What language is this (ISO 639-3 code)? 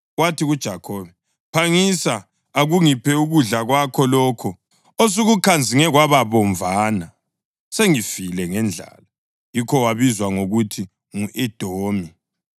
nde